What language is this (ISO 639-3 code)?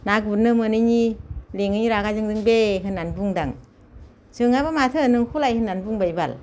brx